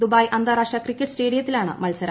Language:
Malayalam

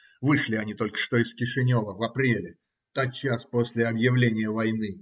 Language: Russian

